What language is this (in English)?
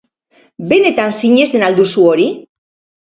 Basque